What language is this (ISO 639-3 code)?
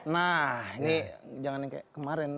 ind